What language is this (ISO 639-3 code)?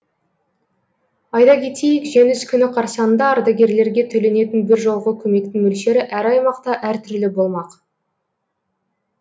kaz